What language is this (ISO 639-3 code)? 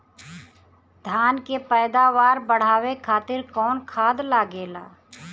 bho